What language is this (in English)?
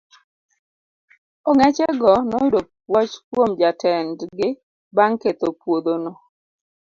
Luo (Kenya and Tanzania)